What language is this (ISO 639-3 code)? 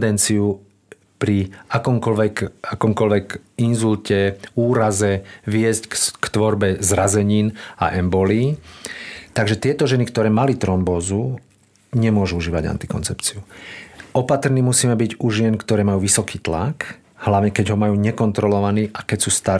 slk